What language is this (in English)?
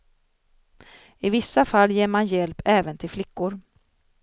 Swedish